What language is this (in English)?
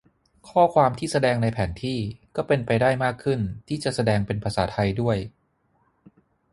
Thai